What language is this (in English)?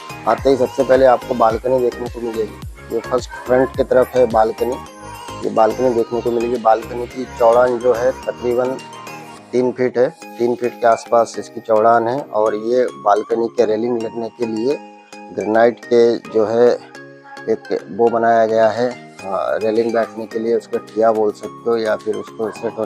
Hindi